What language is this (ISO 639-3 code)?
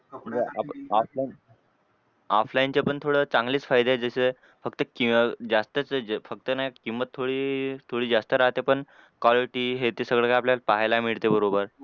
mar